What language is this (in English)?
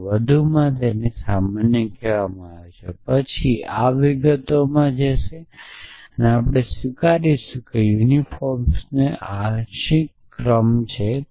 Gujarati